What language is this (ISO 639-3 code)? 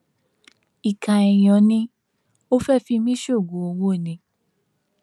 yor